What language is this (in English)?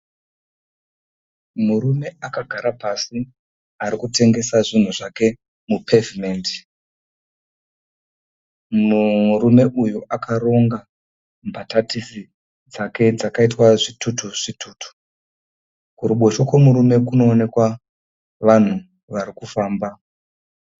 Shona